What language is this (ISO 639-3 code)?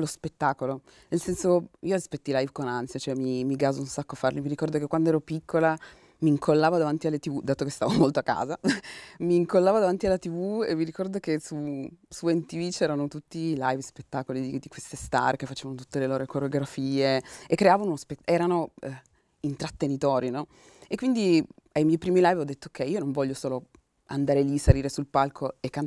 ita